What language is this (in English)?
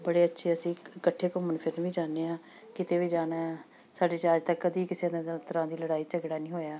Punjabi